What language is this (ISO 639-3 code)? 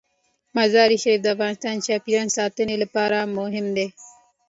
pus